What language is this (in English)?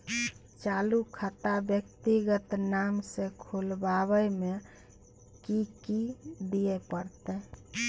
Maithili